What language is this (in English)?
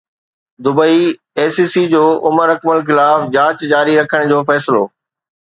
Sindhi